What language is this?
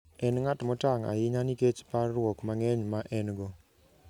Luo (Kenya and Tanzania)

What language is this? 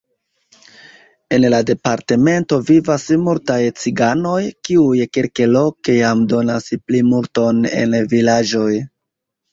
Esperanto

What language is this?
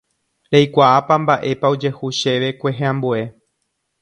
Guarani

